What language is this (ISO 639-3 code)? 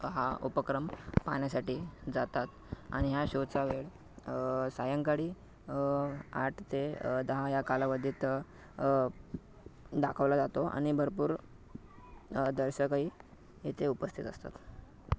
mar